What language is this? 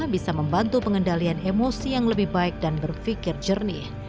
Indonesian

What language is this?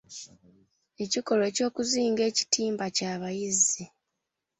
Ganda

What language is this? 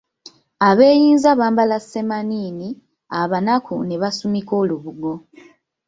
Ganda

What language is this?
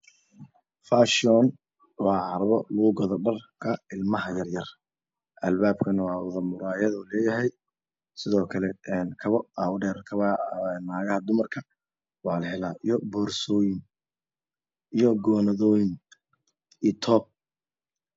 Somali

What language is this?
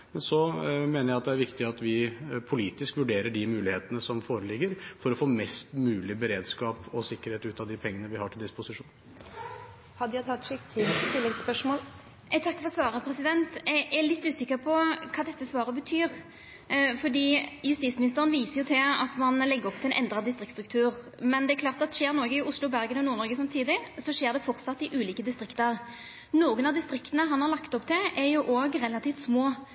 Norwegian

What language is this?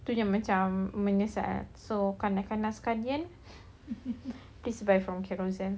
English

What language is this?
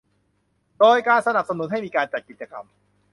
Thai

